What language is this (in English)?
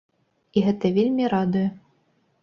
Belarusian